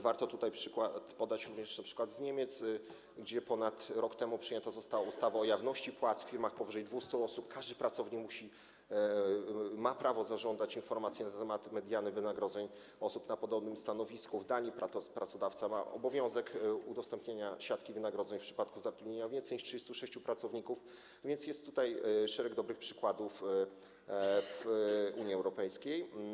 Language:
Polish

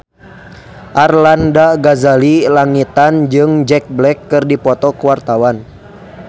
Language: Sundanese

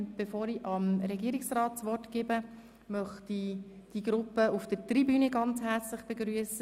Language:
Swiss German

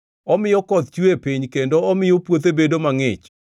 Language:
Luo (Kenya and Tanzania)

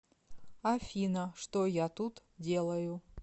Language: Russian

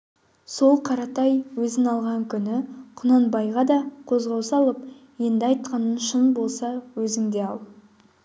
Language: Kazakh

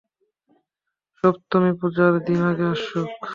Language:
Bangla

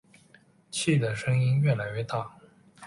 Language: Chinese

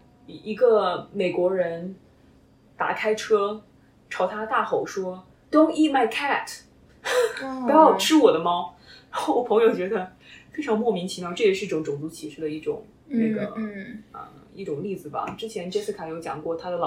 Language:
Chinese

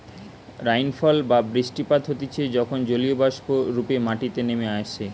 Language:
Bangla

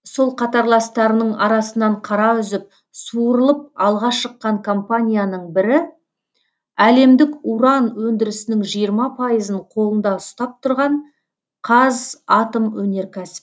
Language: Kazakh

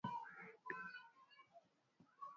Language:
Swahili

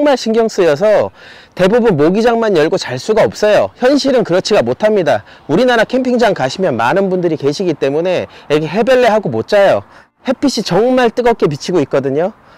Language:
Korean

